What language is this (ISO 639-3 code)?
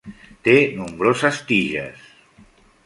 cat